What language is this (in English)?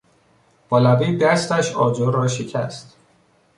Persian